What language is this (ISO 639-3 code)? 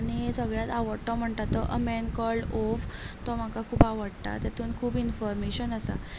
kok